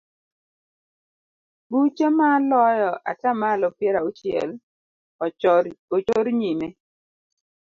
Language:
Luo (Kenya and Tanzania)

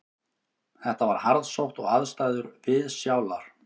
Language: Icelandic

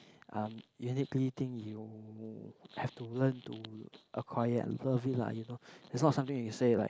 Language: English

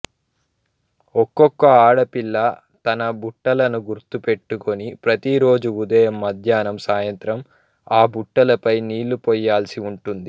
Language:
Telugu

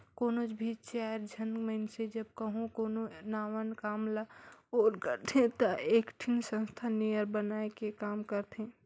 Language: Chhattisgarhi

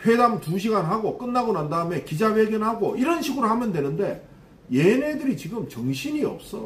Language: Korean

